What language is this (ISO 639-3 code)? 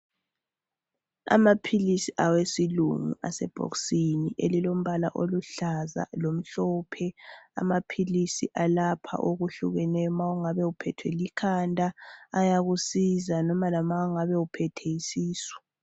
nde